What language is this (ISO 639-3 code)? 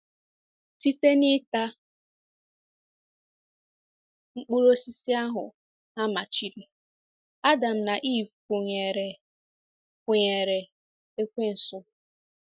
ibo